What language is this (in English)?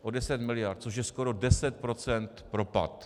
Czech